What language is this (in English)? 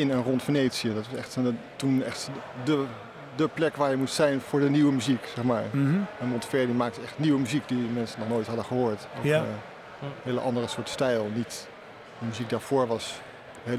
Dutch